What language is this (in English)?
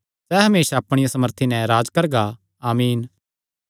Kangri